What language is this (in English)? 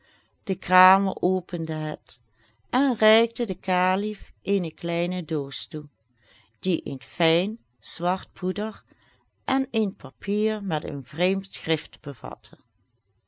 Dutch